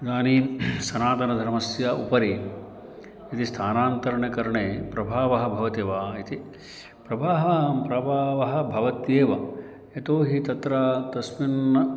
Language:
Sanskrit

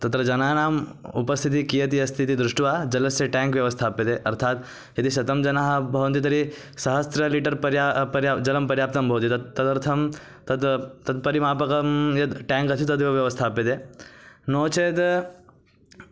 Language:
Sanskrit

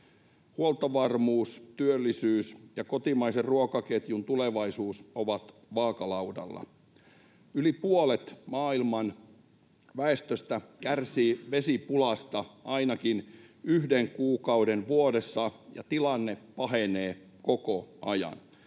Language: Finnish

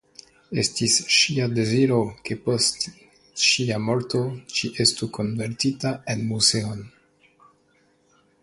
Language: Esperanto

